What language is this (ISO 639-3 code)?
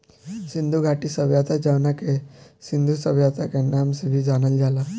bho